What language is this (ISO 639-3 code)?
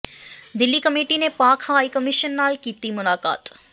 pan